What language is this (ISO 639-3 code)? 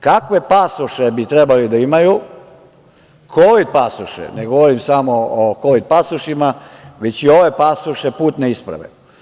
srp